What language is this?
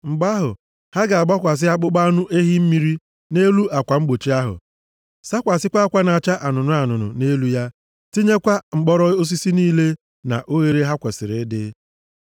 Igbo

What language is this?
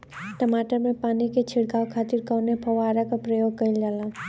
Bhojpuri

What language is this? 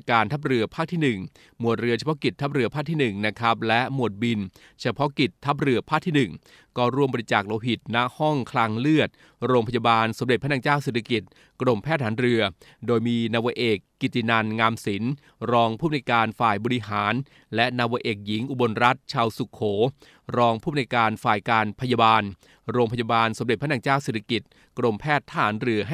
Thai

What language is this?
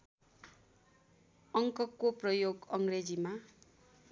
Nepali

